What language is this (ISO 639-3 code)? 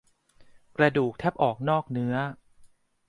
tha